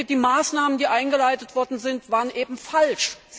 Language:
German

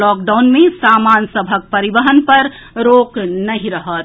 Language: Maithili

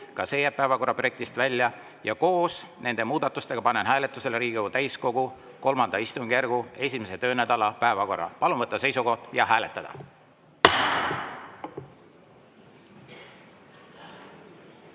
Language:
Estonian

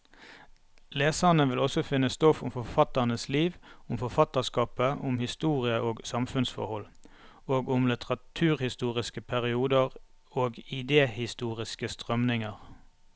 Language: Norwegian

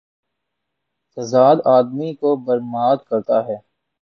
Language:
Urdu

